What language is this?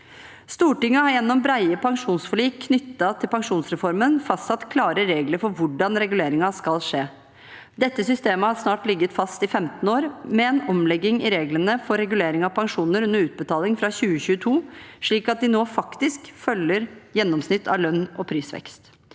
Norwegian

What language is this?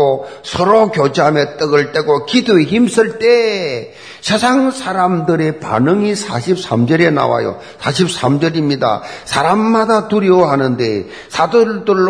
Korean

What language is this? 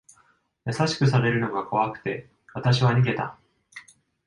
Japanese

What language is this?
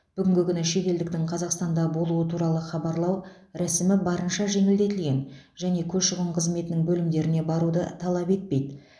Kazakh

